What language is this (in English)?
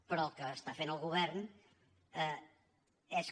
Catalan